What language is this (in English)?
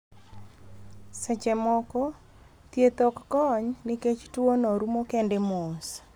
Luo (Kenya and Tanzania)